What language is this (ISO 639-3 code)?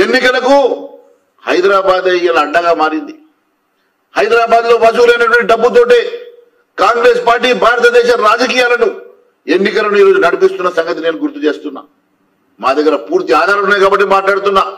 tel